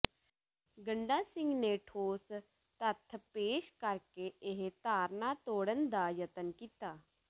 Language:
Punjabi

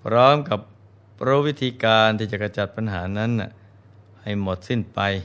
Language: Thai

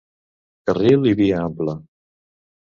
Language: Catalan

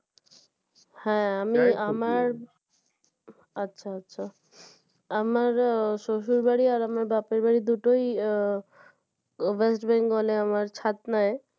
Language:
Bangla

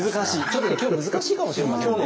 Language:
Japanese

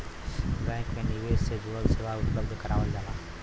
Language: Bhojpuri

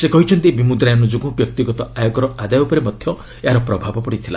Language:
Odia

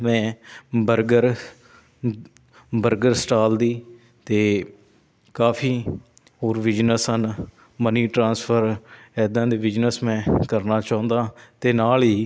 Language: Punjabi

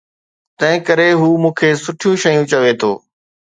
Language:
Sindhi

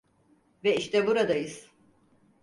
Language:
Turkish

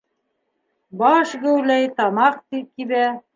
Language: Bashkir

